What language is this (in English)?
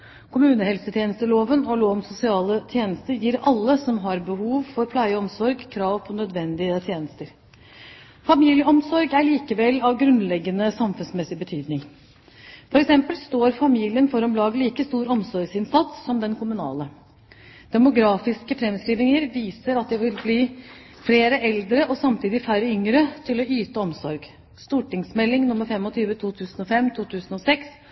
Norwegian Bokmål